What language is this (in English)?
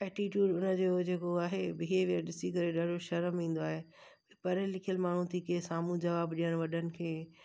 Sindhi